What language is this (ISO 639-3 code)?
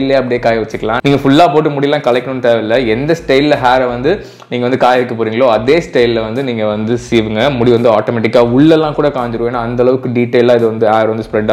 tam